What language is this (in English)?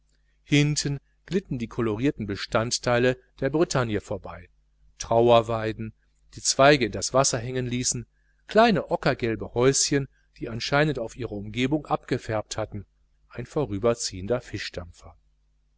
German